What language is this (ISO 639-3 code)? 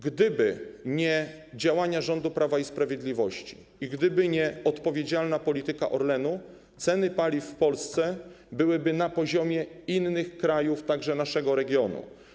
pol